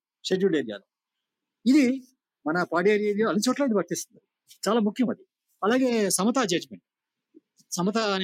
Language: Telugu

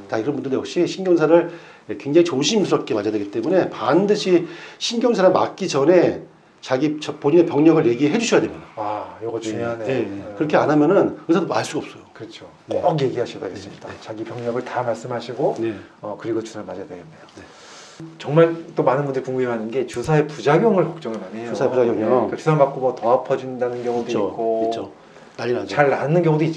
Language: Korean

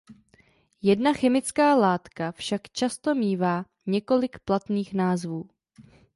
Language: Czech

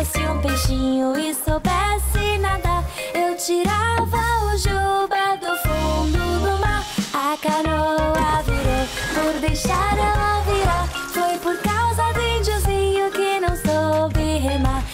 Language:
Portuguese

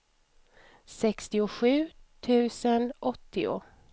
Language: Swedish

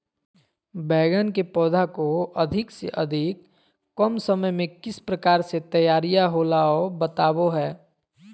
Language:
Magahi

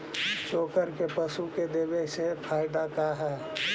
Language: Magahi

